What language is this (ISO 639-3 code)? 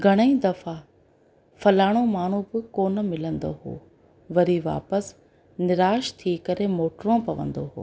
snd